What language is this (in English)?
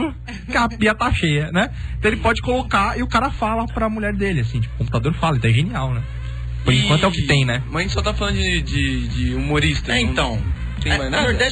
Portuguese